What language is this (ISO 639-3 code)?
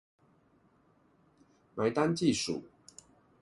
zho